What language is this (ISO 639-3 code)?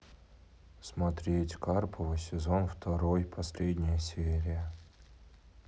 rus